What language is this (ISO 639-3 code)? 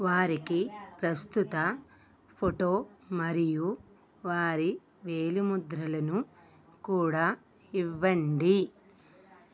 tel